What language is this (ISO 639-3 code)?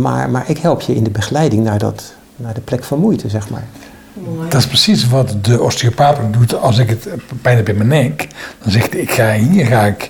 nld